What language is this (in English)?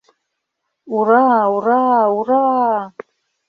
Mari